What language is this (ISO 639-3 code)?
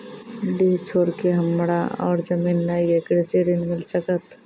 mai